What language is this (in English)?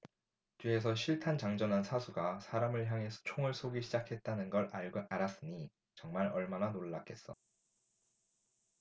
Korean